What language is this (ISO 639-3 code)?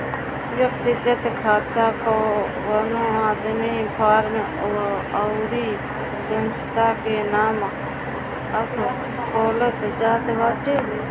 bho